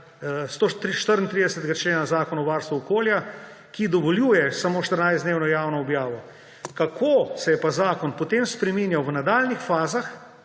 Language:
Slovenian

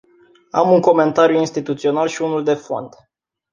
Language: Romanian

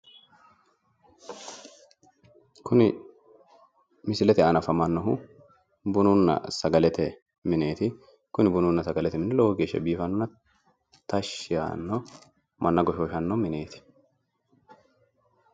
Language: Sidamo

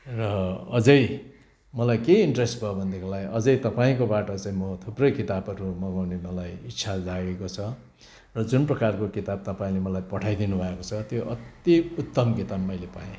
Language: Nepali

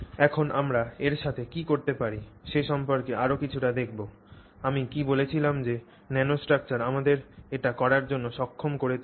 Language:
Bangla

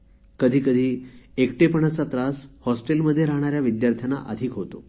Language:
Marathi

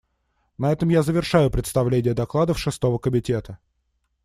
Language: Russian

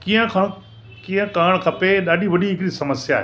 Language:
Sindhi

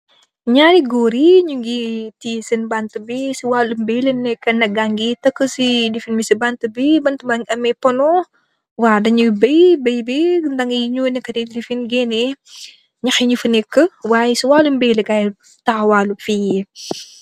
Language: Wolof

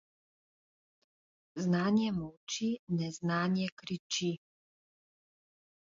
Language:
Slovenian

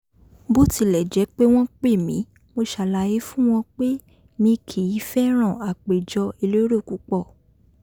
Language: Yoruba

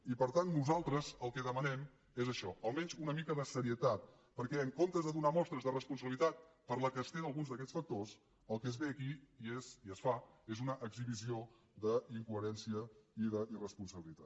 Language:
Catalan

